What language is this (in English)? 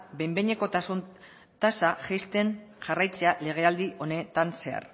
Basque